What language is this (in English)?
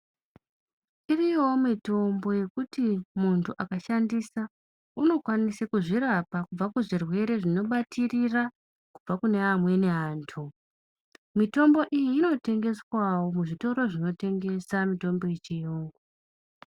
Ndau